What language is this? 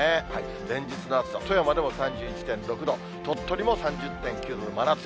Japanese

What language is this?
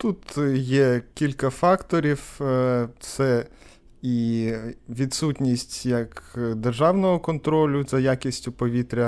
Ukrainian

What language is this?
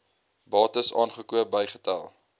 Afrikaans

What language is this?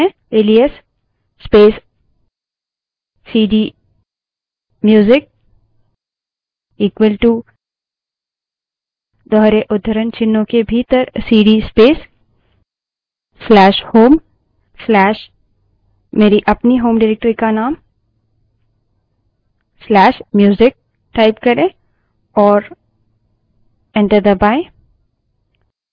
Hindi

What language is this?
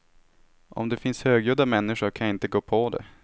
Swedish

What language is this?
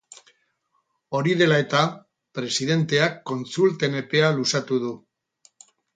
Basque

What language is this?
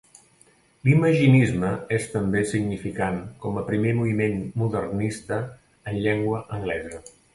Catalan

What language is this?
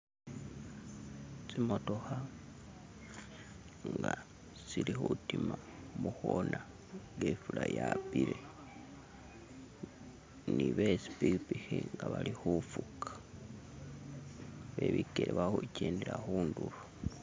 Masaaba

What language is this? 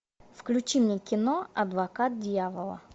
Russian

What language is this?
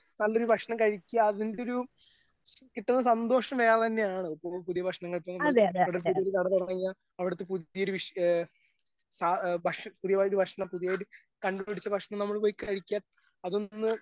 Malayalam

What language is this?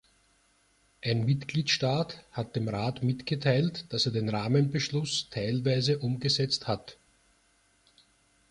German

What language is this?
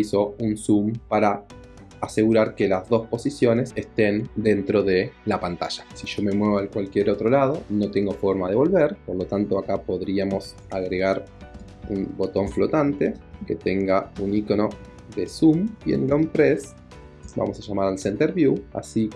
Spanish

